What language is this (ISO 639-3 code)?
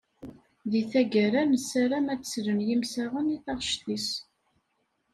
kab